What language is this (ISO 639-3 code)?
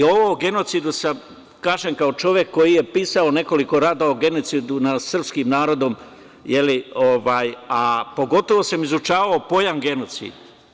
srp